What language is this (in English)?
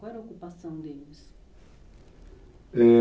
Portuguese